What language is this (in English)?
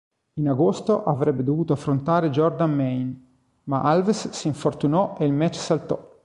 Italian